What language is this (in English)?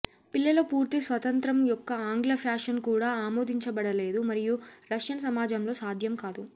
Telugu